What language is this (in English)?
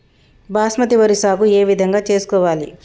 Telugu